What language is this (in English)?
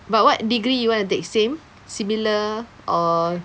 English